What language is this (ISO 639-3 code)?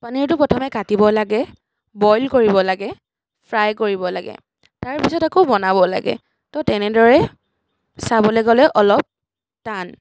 asm